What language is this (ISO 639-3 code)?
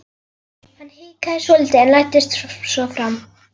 isl